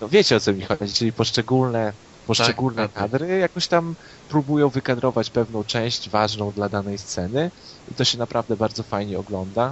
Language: Polish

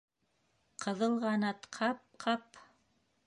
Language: Bashkir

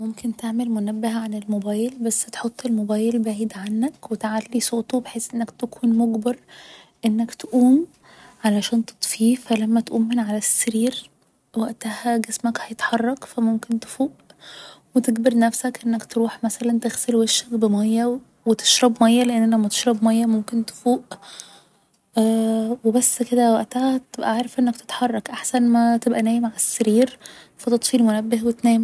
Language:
Egyptian Arabic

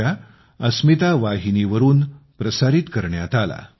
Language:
Marathi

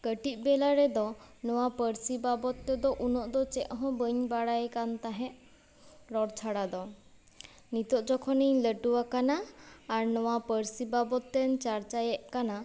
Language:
Santali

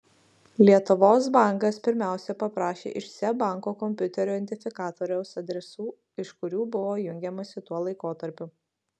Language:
Lithuanian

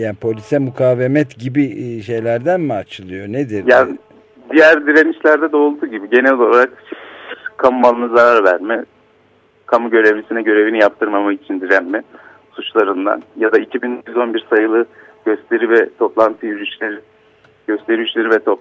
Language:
Turkish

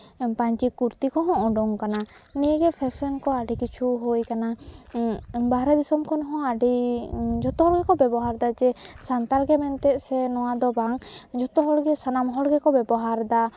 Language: Santali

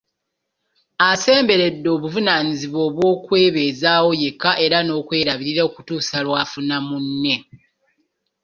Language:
Ganda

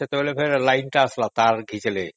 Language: Odia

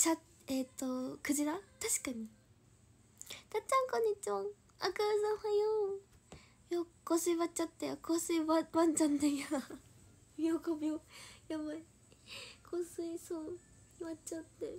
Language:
Japanese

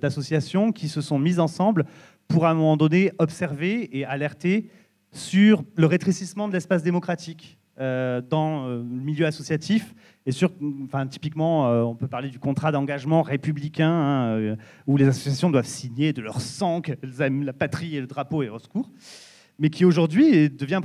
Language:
French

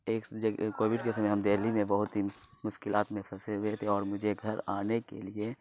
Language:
Urdu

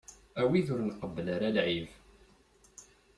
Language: Kabyle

